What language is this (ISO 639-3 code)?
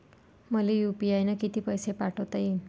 mar